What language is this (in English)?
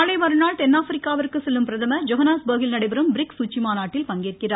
Tamil